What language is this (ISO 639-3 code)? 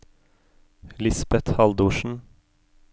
nor